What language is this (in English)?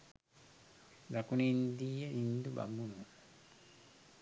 Sinhala